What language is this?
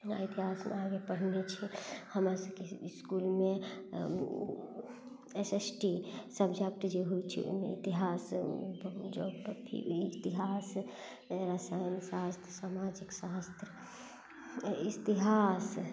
Maithili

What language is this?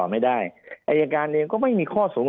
Thai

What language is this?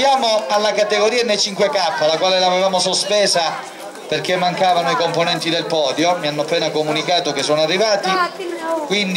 Italian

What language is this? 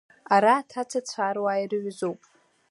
Abkhazian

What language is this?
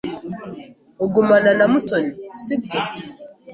Kinyarwanda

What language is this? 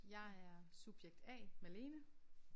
Danish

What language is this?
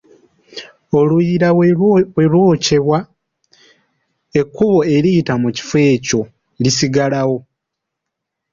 Ganda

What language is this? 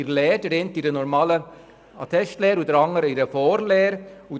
Swiss German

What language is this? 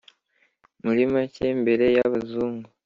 Kinyarwanda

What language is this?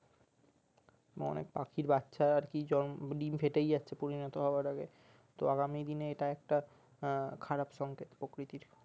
Bangla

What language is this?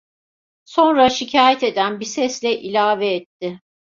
Turkish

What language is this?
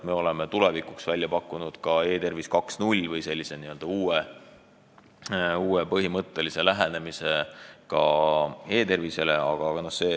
Estonian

